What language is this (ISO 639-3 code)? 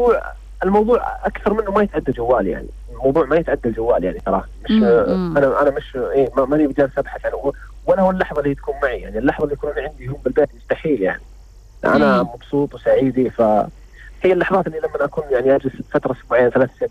ara